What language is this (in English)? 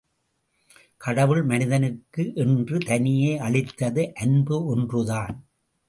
Tamil